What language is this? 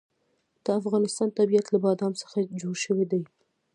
Pashto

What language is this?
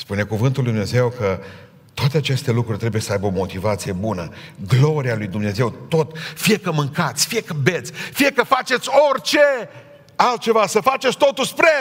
Romanian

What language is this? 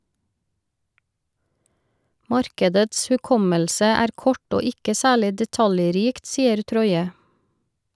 Norwegian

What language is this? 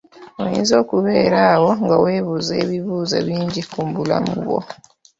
Ganda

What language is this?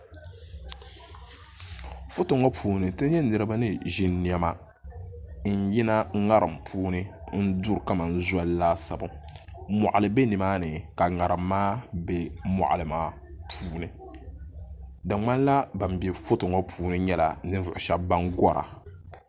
Dagbani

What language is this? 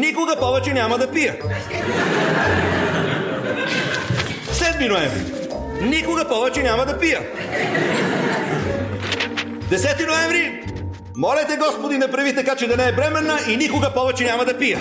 Bulgarian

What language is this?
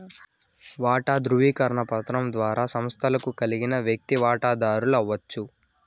Telugu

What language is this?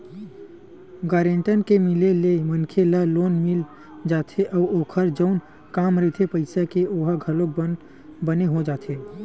Chhattisgarhi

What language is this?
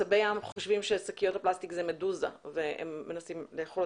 Hebrew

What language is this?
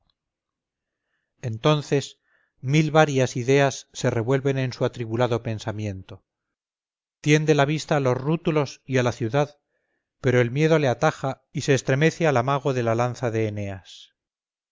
Spanish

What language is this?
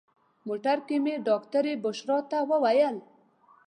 Pashto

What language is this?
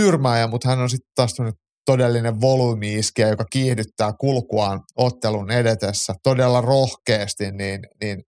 Finnish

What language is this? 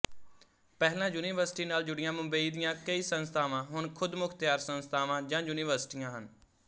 Punjabi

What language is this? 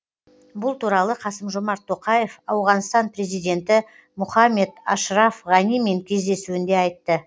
Kazakh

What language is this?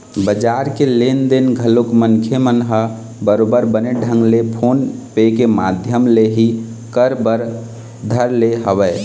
Chhattisgarhi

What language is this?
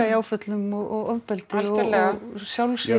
Icelandic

